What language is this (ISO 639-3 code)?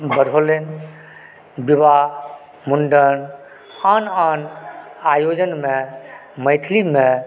mai